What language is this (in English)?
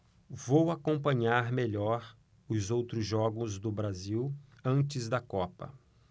Portuguese